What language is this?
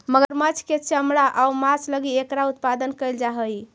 Magahi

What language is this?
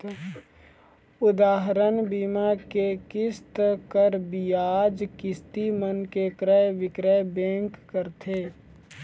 Chhattisgarhi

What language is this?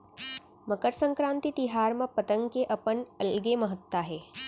Chhattisgarhi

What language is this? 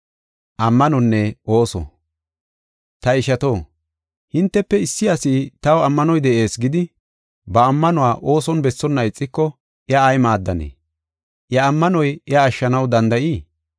Gofa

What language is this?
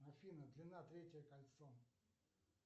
Russian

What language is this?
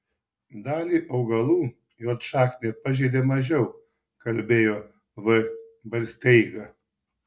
Lithuanian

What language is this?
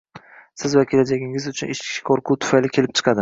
Uzbek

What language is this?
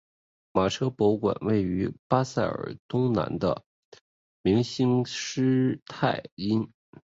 Chinese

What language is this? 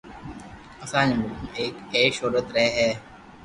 Loarki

